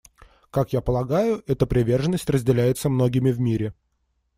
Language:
Russian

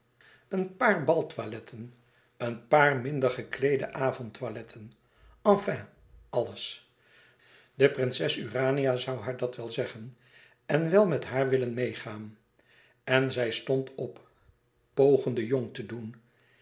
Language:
Dutch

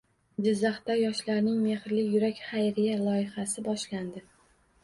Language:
Uzbek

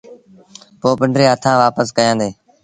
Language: Sindhi Bhil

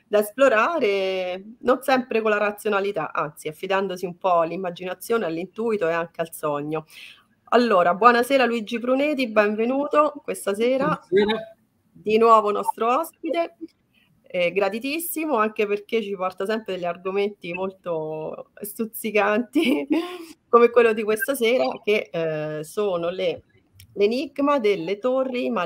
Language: Italian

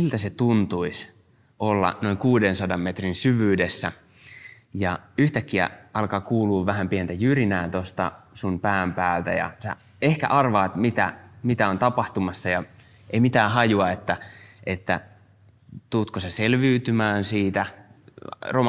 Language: Finnish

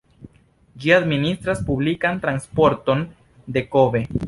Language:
Esperanto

